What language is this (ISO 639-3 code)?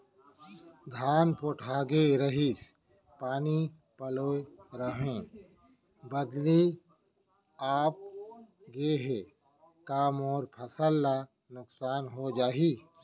hne